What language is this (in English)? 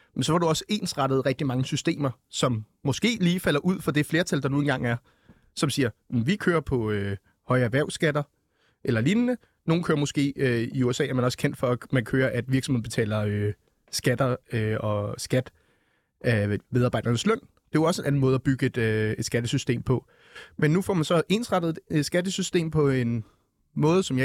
Danish